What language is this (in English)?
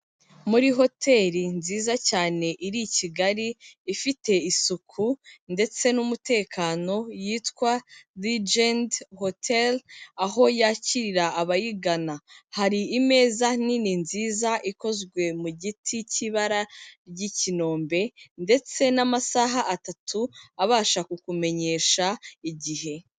Kinyarwanda